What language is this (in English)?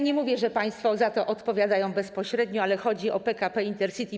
Polish